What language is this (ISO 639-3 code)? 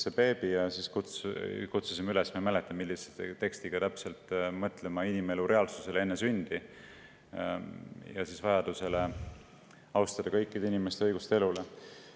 est